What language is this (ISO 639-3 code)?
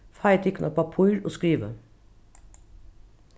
fao